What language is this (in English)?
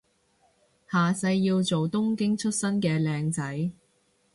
Cantonese